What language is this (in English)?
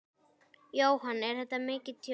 Icelandic